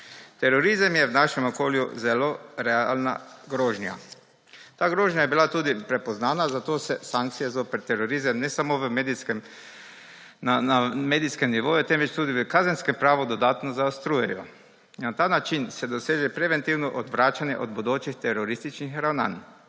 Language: Slovenian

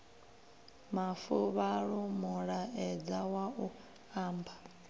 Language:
Venda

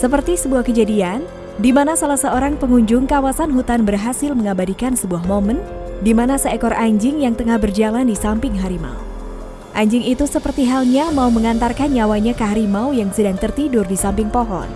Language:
Indonesian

